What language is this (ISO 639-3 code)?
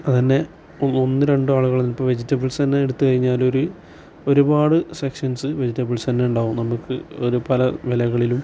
mal